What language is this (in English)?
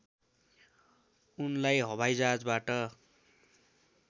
Nepali